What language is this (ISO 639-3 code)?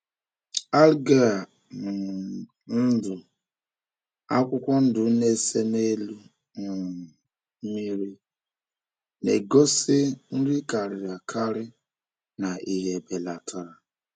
ibo